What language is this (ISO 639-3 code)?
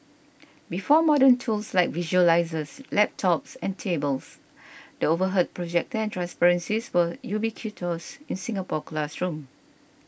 eng